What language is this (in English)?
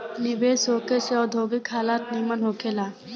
Bhojpuri